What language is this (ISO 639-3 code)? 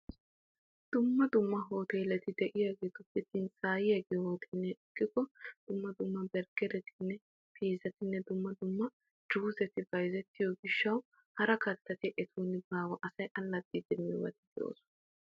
wal